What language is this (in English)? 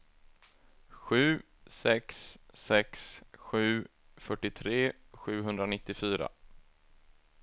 Swedish